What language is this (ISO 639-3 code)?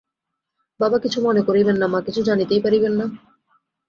ben